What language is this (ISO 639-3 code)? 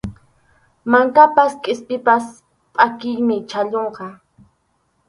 qxu